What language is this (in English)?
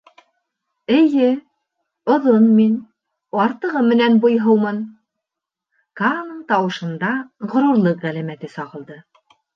Bashkir